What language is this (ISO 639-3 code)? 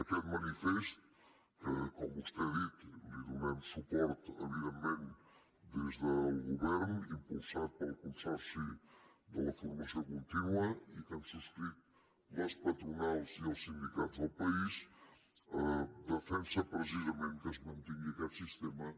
cat